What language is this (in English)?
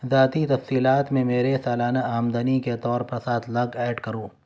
Urdu